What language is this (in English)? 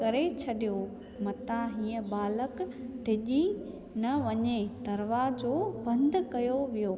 Sindhi